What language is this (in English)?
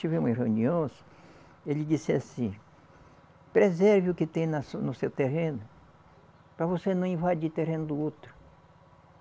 Portuguese